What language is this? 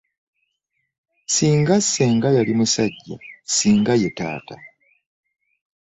Ganda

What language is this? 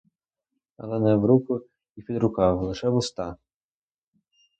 Ukrainian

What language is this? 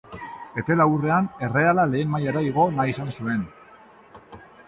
Basque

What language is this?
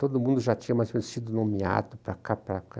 Portuguese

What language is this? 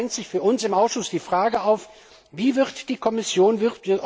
German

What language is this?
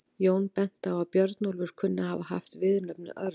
Icelandic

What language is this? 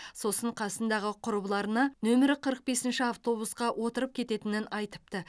Kazakh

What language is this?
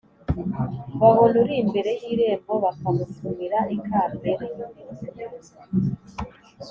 Kinyarwanda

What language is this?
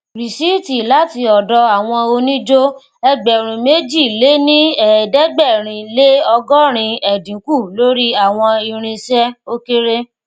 Yoruba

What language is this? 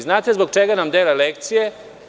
Serbian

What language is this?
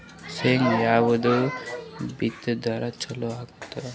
Kannada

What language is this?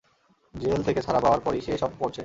Bangla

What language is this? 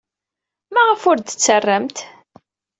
Kabyle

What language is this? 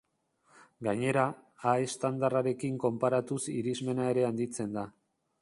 Basque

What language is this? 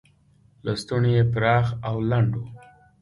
Pashto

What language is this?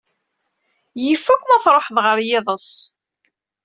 Kabyle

